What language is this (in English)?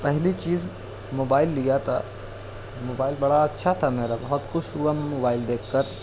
Urdu